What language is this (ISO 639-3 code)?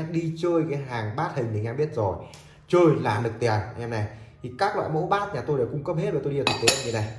vie